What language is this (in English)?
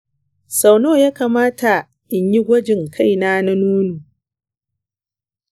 Hausa